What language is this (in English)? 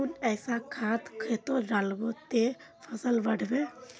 Magahi